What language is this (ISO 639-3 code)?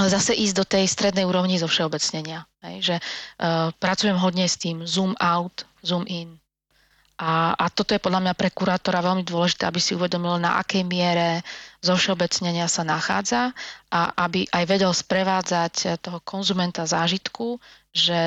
slk